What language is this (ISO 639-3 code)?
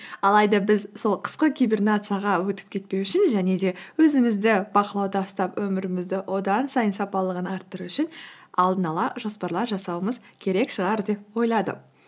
kaz